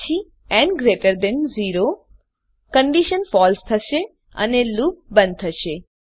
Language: Gujarati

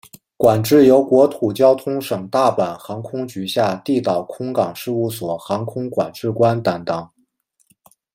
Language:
Chinese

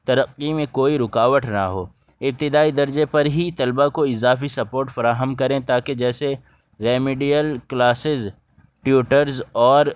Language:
Urdu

